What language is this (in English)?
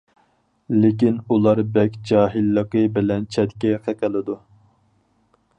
Uyghur